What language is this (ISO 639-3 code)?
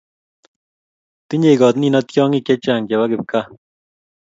kln